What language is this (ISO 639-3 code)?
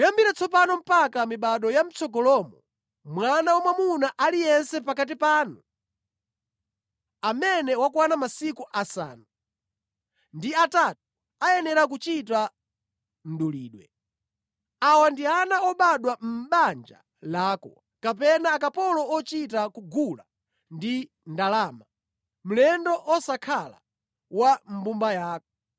nya